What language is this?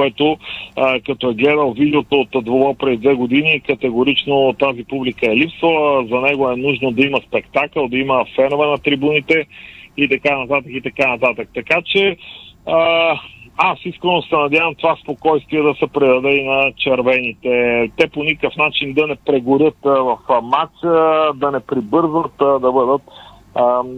Bulgarian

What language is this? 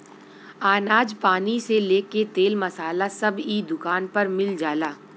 Bhojpuri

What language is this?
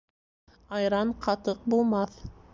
Bashkir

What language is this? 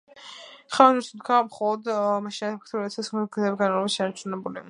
Georgian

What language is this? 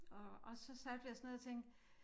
Danish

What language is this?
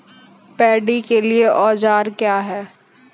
Maithili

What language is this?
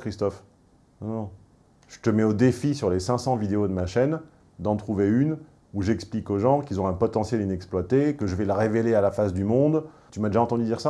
French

